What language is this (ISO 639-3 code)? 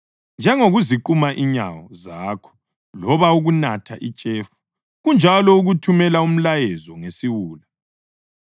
nde